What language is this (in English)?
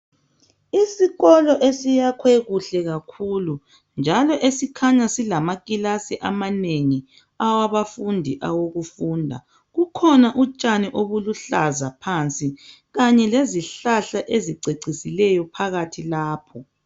North Ndebele